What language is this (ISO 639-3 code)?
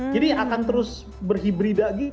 ind